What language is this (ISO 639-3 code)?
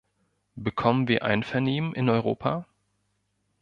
deu